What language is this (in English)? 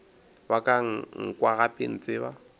Northern Sotho